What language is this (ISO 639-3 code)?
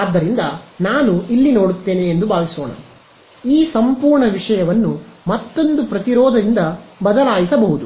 kan